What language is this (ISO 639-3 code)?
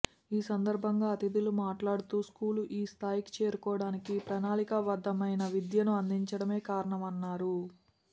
tel